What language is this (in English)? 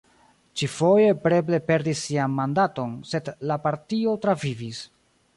Esperanto